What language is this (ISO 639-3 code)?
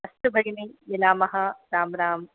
san